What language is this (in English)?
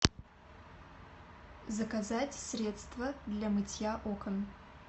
Russian